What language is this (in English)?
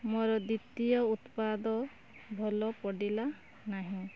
Odia